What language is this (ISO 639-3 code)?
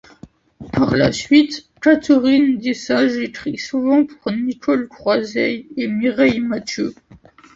fra